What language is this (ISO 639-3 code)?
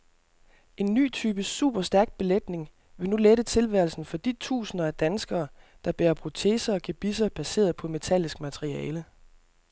dan